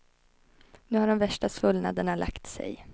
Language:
Swedish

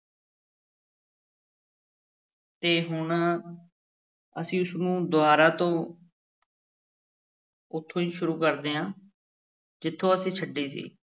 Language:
Punjabi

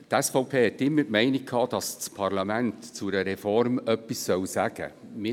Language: Swiss German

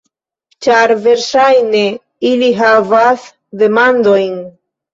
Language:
Esperanto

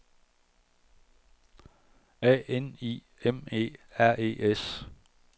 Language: Danish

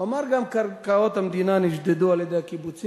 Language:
Hebrew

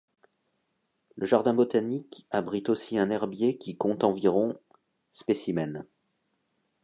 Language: French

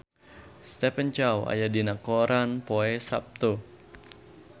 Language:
Sundanese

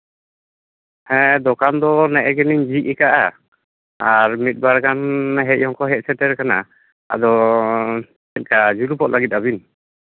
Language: Santali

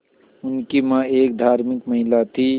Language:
Hindi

